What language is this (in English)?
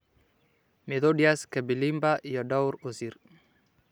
Somali